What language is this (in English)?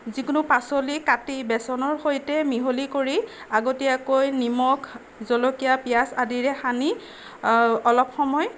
Assamese